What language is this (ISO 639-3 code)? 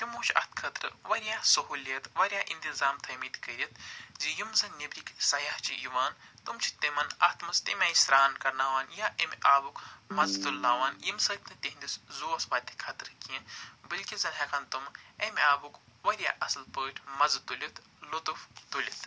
kas